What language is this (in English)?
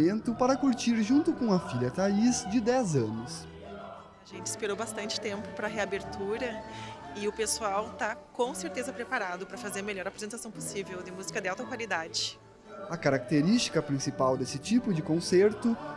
Portuguese